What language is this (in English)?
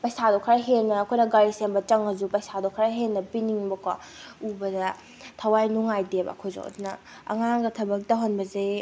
Manipuri